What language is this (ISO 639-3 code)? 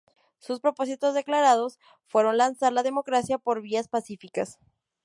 spa